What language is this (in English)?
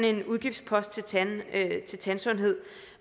Danish